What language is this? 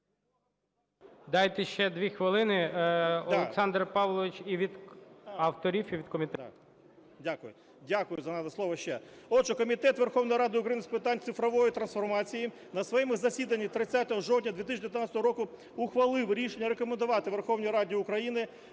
Ukrainian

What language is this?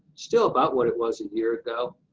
English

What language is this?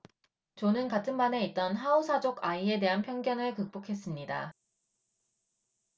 Korean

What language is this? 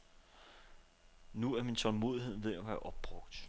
Danish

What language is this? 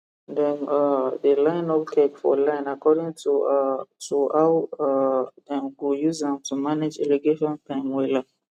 Nigerian Pidgin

